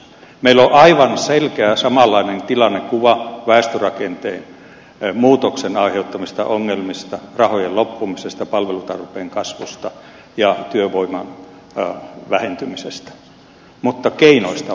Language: Finnish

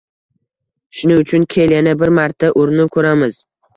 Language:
Uzbek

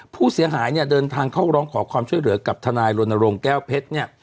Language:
Thai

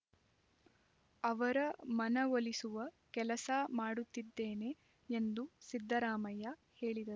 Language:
Kannada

